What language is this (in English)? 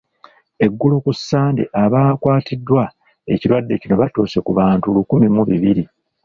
Ganda